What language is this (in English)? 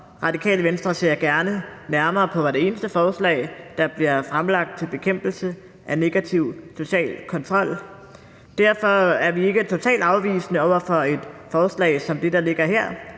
Danish